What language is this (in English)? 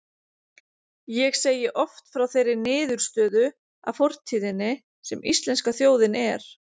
Icelandic